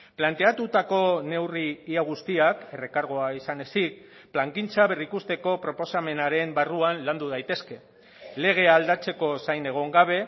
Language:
Basque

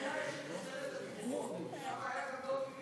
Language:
Hebrew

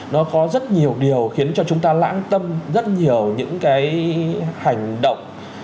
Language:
Vietnamese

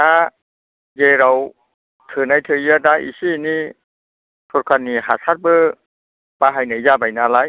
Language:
Bodo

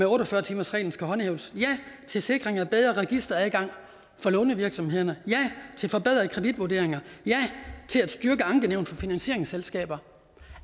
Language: Danish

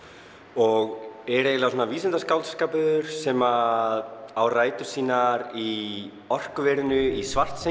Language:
Icelandic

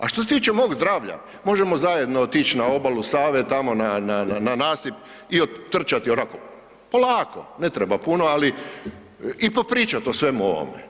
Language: Croatian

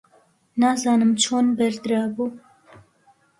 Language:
Central Kurdish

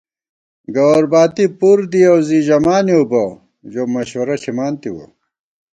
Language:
Gawar-Bati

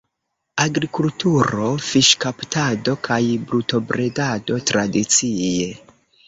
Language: Esperanto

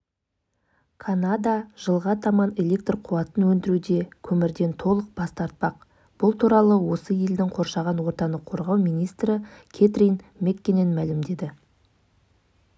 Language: Kazakh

